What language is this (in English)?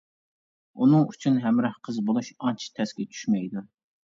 Uyghur